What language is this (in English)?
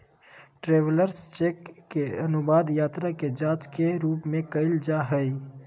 Magahi